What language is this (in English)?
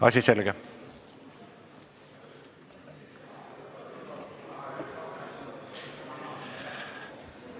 Estonian